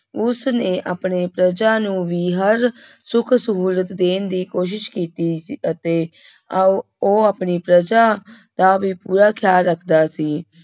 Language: Punjabi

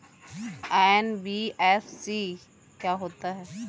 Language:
Hindi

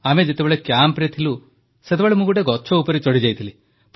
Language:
Odia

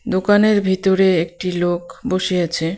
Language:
Bangla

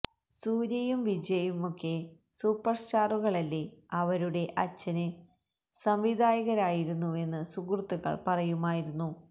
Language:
Malayalam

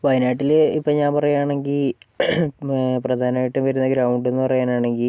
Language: Malayalam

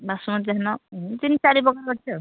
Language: Odia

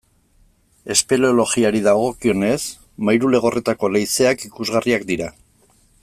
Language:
Basque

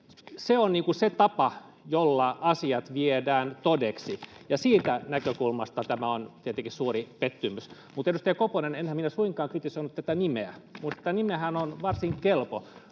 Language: Finnish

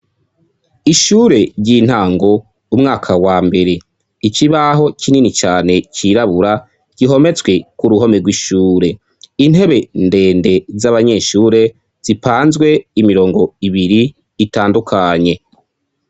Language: Rundi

